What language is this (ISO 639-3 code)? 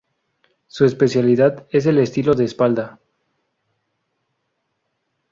spa